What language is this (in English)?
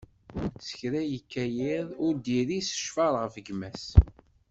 Kabyle